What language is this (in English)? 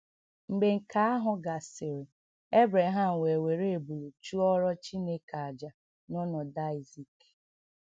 Igbo